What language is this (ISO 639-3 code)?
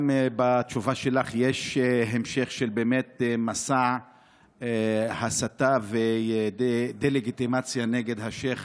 heb